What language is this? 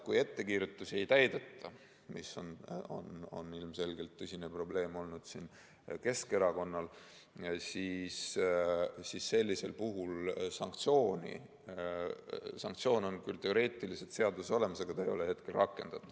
Estonian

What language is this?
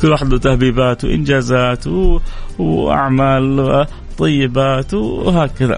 Arabic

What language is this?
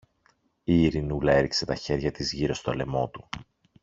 Greek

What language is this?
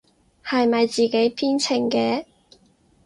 Cantonese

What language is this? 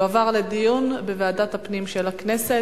Hebrew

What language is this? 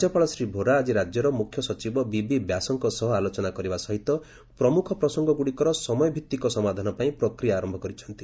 Odia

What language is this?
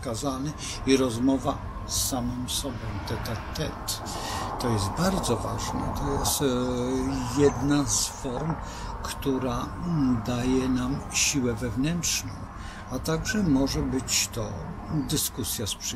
Polish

